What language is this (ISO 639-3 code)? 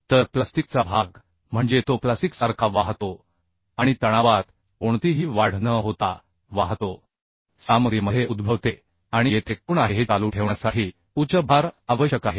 mar